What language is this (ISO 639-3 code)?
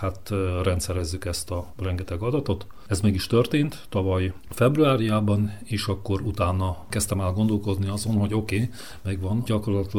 hun